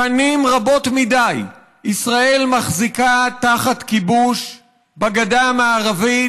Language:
Hebrew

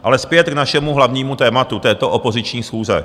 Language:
Czech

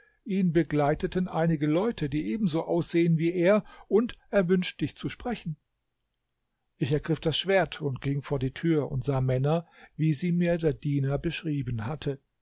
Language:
German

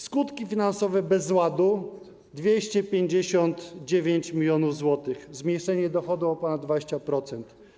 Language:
Polish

